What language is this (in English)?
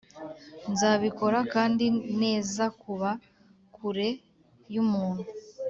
Kinyarwanda